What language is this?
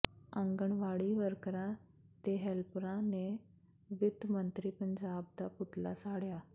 Punjabi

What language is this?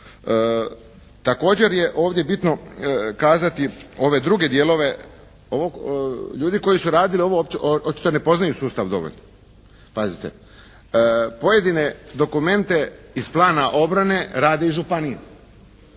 Croatian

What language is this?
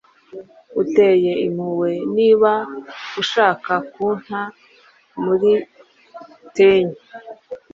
Kinyarwanda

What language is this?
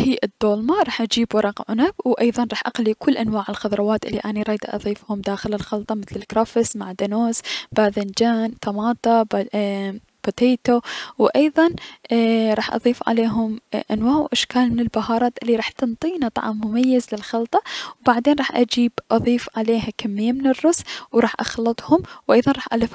Mesopotamian Arabic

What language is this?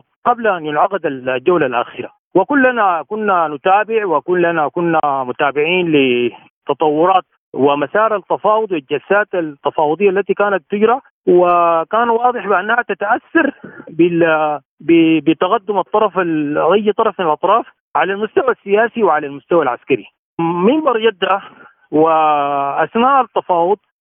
Arabic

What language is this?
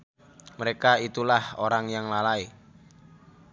Sundanese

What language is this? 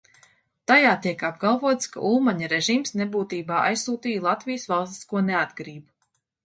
Latvian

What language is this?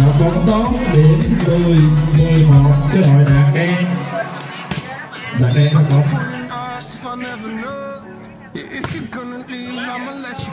Vietnamese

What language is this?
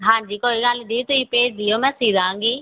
Punjabi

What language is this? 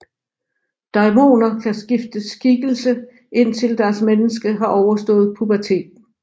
Danish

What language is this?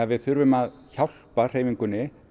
Icelandic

